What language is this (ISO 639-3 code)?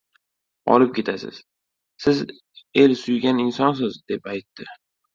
uzb